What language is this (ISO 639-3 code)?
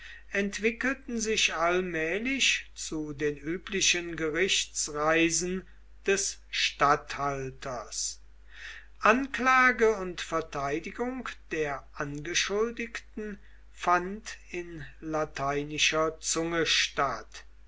deu